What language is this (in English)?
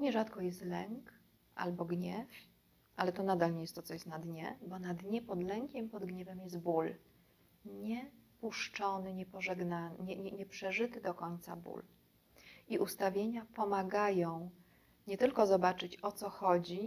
Polish